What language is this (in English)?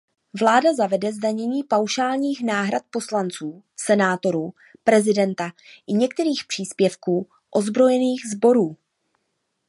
Czech